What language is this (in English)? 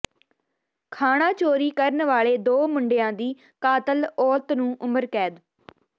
Punjabi